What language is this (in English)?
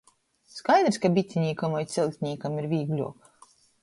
Latgalian